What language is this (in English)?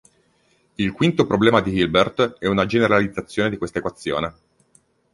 Italian